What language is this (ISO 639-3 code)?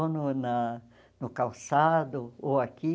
por